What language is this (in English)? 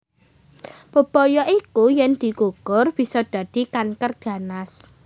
Javanese